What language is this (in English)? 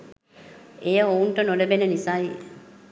Sinhala